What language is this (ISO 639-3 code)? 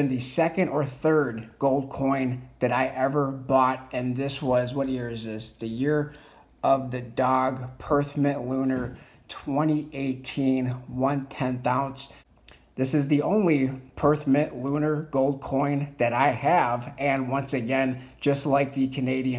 eng